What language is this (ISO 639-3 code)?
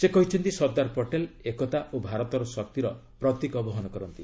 ori